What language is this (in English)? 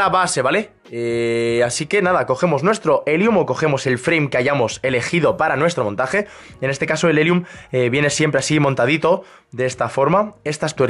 Spanish